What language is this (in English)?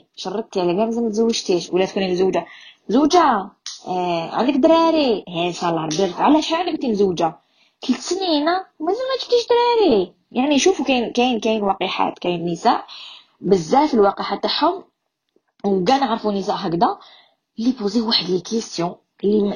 Arabic